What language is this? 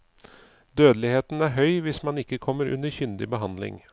Norwegian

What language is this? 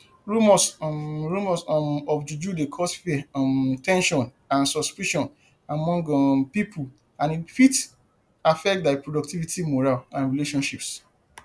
Nigerian Pidgin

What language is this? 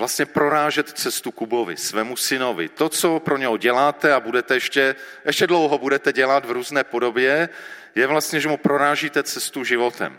Czech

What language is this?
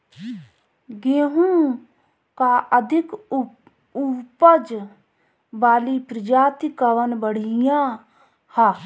Bhojpuri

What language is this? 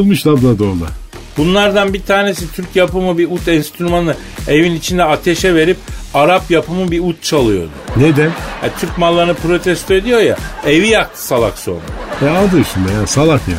Turkish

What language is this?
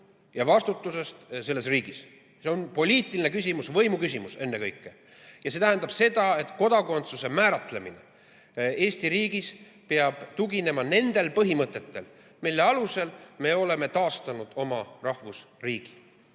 Estonian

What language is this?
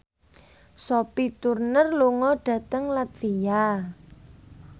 Javanese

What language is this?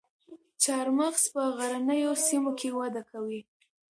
Pashto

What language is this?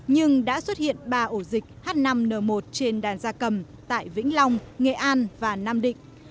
Vietnamese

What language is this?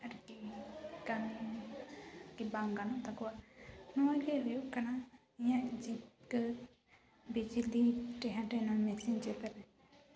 Santali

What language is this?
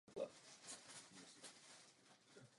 Czech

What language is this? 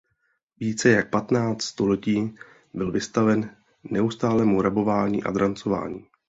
Czech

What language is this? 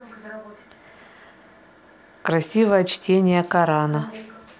Russian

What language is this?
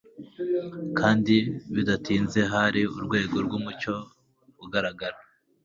Kinyarwanda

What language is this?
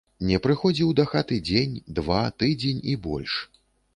Belarusian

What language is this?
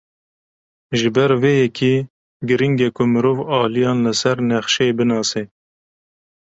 Kurdish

